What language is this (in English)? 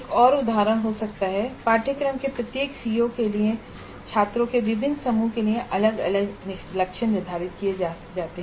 Hindi